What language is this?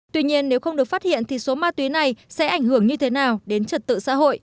Vietnamese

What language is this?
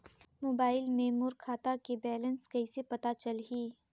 Chhattisgarhi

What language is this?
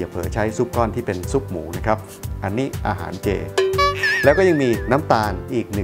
Thai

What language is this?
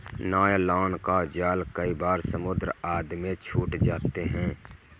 Hindi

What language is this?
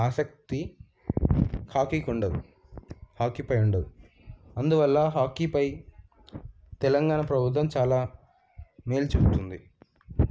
Telugu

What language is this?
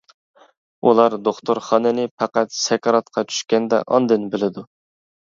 Uyghur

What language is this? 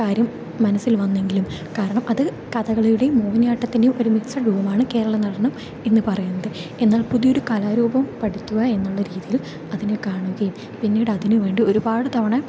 Malayalam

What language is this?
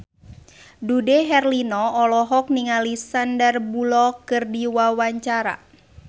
Sundanese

